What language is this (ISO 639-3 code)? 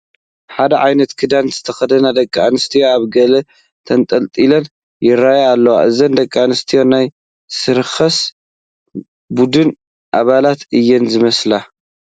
tir